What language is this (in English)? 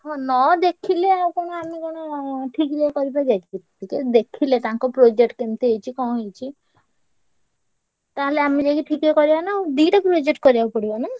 Odia